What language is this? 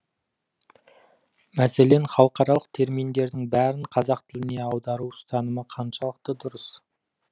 Kazakh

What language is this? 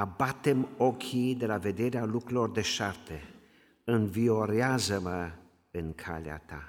Romanian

